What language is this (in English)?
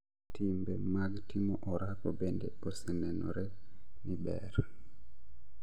Luo (Kenya and Tanzania)